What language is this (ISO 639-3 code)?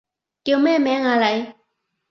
yue